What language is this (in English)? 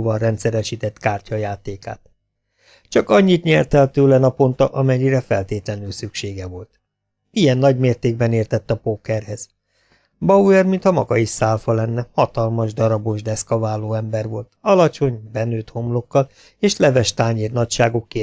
Hungarian